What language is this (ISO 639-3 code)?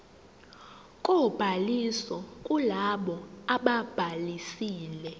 zul